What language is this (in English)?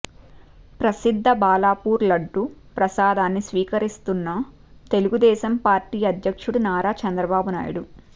Telugu